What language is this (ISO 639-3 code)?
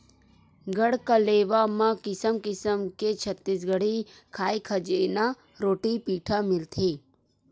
hne